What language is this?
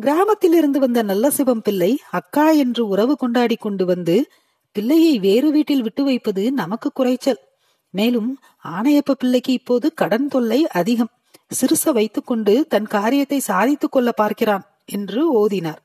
Tamil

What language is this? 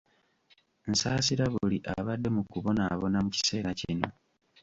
Ganda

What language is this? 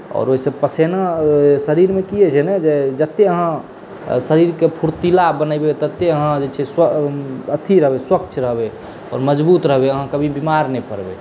Maithili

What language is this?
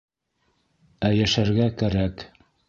Bashkir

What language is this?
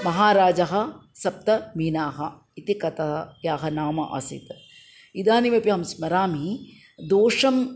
Sanskrit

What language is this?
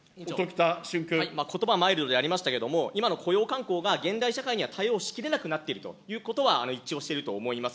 Japanese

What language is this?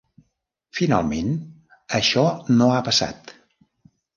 Catalan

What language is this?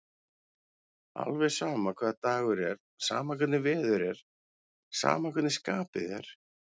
Icelandic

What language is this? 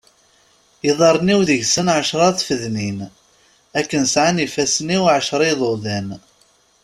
Kabyle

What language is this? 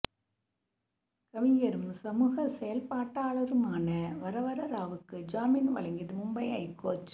Tamil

